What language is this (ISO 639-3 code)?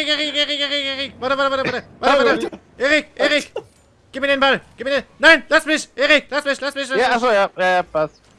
deu